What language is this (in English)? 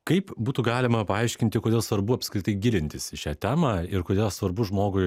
Lithuanian